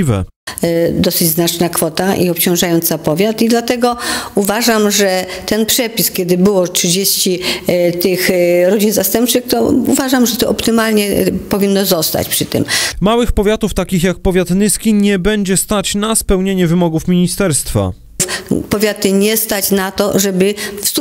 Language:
Polish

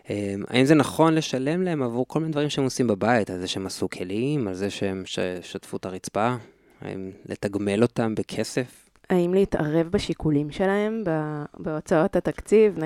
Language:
Hebrew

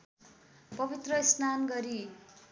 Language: Nepali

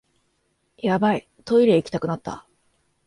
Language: Japanese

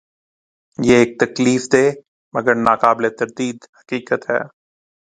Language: Urdu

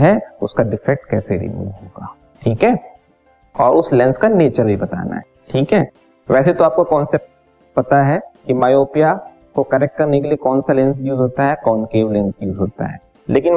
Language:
Hindi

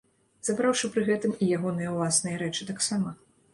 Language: Belarusian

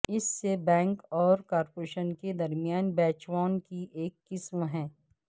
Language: Urdu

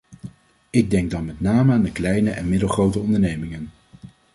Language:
Dutch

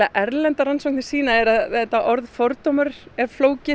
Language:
Icelandic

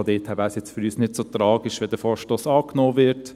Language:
Swiss German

